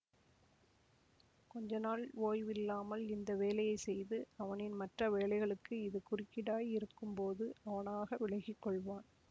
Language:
Tamil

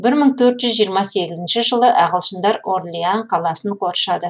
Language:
Kazakh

